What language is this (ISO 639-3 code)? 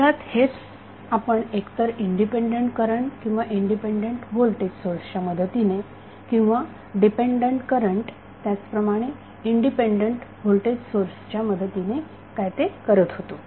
mar